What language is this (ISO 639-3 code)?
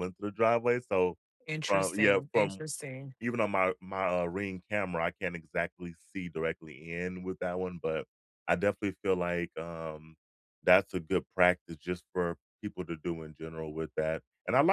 eng